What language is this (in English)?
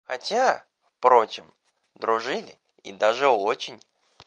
Russian